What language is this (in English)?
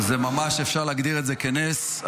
Hebrew